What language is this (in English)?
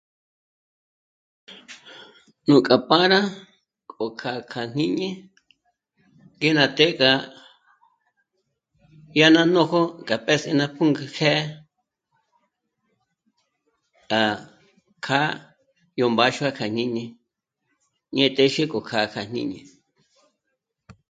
Michoacán Mazahua